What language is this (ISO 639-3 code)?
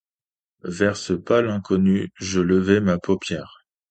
fra